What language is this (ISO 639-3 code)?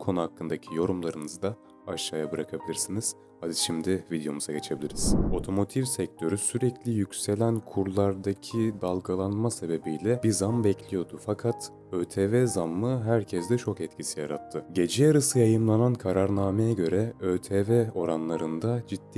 tur